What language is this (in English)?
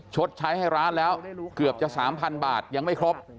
Thai